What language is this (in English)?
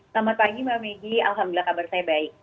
Indonesian